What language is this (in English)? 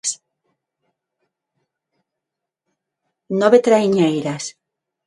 Galician